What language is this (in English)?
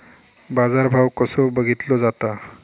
Marathi